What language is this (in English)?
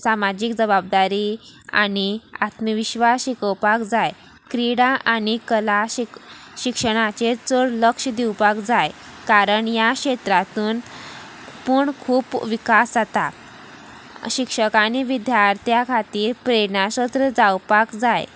Konkani